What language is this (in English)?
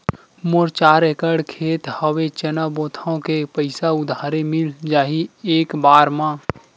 Chhattisgarhi